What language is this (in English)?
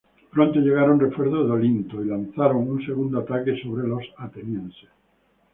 Spanish